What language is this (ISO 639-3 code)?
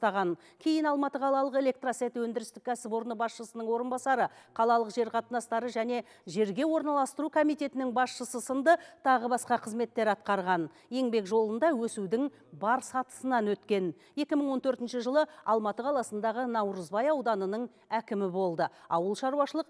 rus